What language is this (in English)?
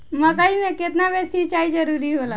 Bhojpuri